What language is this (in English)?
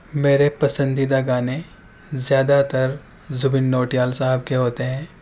Urdu